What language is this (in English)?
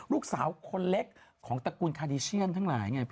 Thai